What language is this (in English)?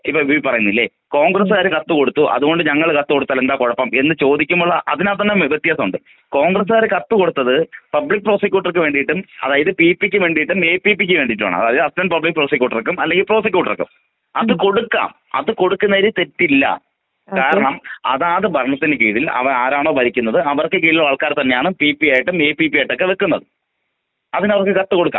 Malayalam